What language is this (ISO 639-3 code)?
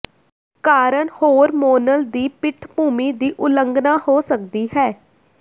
pan